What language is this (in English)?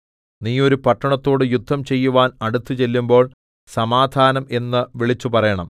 Malayalam